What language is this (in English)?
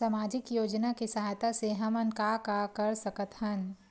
Chhattisgarhi